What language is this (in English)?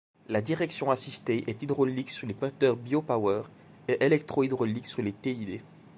French